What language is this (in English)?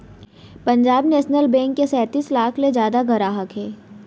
Chhattisgarhi